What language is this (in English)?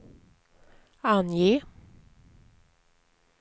Swedish